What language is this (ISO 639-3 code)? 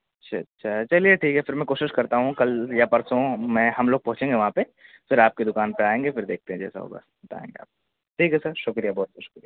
urd